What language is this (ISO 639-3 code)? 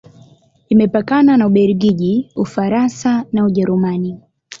swa